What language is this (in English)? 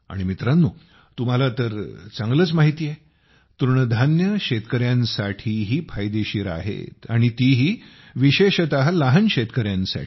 Marathi